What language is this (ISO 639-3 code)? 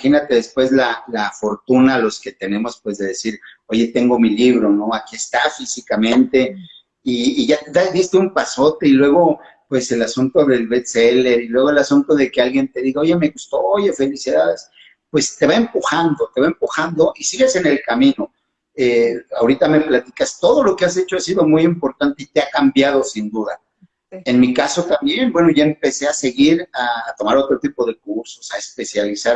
spa